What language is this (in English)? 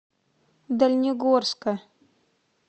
Russian